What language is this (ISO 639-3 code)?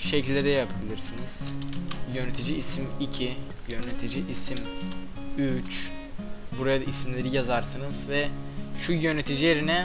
tur